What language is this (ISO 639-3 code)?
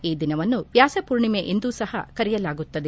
kan